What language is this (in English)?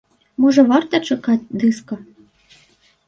Belarusian